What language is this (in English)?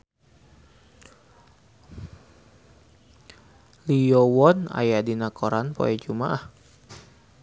Sundanese